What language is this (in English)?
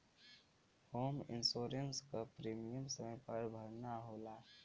Bhojpuri